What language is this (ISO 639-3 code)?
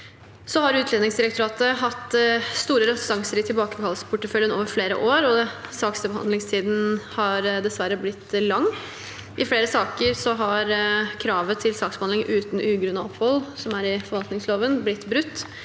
nor